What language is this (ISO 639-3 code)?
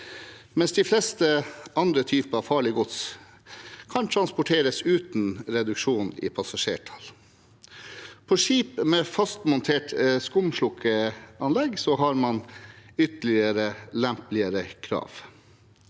nor